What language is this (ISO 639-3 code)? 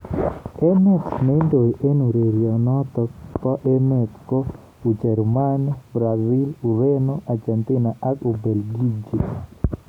kln